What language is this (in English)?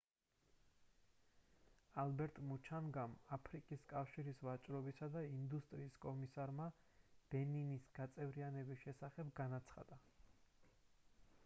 Georgian